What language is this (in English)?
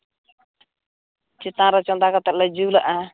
Santali